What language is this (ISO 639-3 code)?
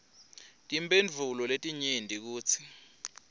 ssw